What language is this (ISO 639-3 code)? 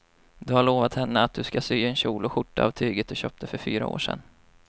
swe